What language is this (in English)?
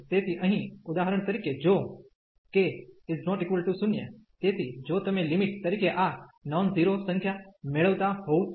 Gujarati